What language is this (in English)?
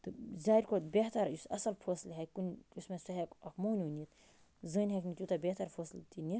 Kashmiri